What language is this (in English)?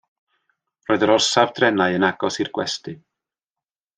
Welsh